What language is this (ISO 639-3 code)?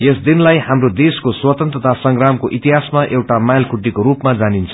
nep